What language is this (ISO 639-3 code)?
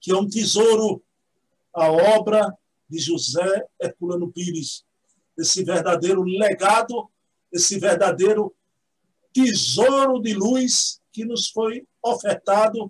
por